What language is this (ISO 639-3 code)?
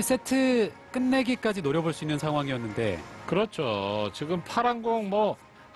kor